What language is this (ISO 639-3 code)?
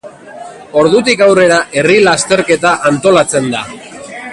eus